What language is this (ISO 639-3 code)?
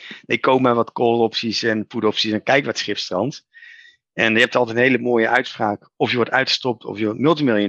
nld